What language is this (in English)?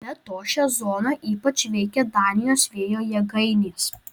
Lithuanian